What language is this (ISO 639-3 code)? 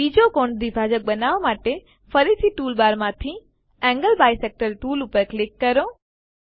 guj